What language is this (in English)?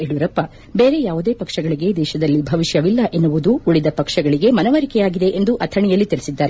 Kannada